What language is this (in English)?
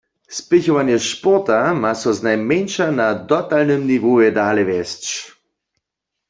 Upper Sorbian